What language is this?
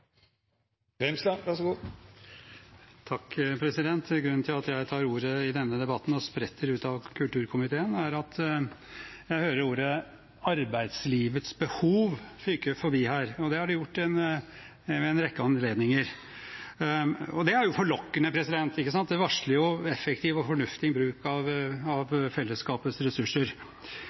Norwegian Bokmål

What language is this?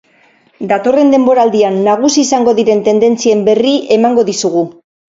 Basque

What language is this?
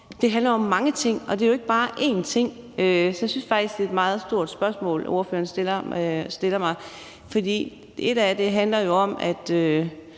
Danish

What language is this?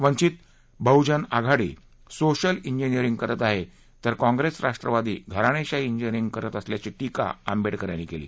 Marathi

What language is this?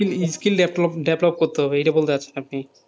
Bangla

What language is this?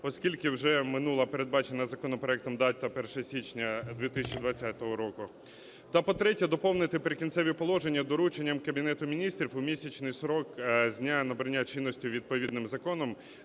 Ukrainian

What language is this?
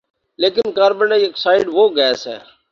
Urdu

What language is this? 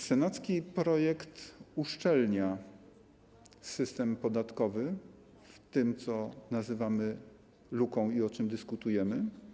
Polish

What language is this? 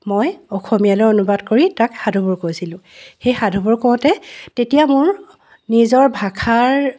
Assamese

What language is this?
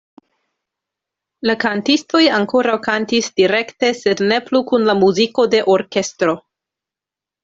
Esperanto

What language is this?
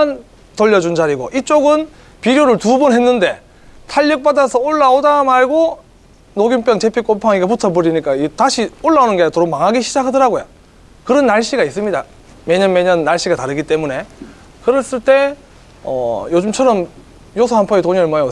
Korean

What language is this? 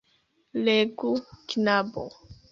Esperanto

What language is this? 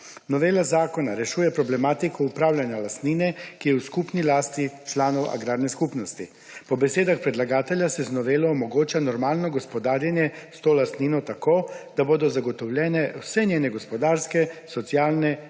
Slovenian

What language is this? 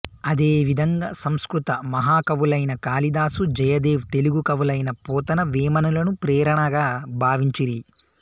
Telugu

